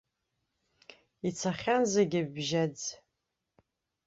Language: Abkhazian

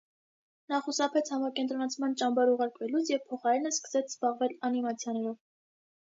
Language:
Armenian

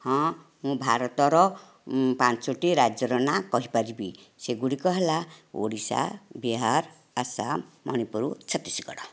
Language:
Odia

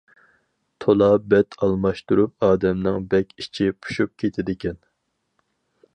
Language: Uyghur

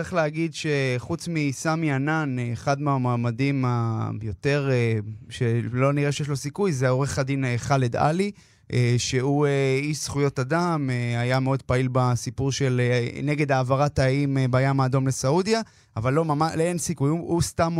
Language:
Hebrew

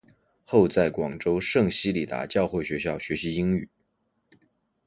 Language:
Chinese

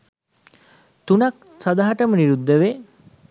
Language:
Sinhala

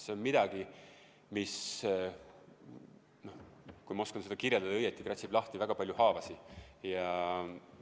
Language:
Estonian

